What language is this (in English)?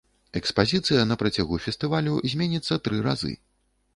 Belarusian